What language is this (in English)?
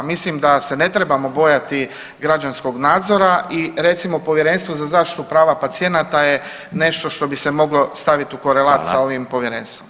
Croatian